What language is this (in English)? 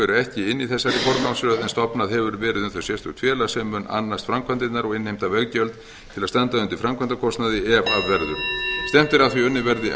Icelandic